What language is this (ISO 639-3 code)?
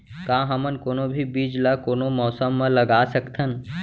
hne